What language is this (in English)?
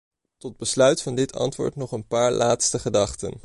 Dutch